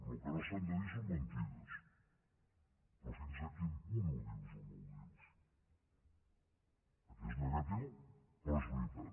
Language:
Catalan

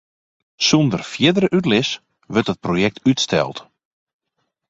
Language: Western Frisian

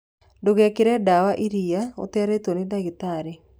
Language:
Kikuyu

